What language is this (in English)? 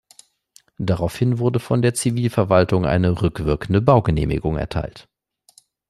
German